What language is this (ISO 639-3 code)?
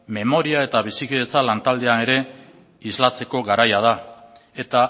eus